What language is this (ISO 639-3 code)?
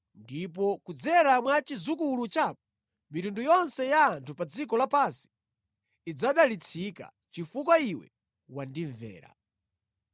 nya